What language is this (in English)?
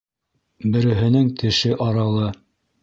Bashkir